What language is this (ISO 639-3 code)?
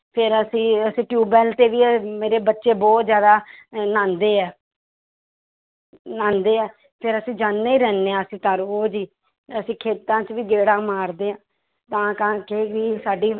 pan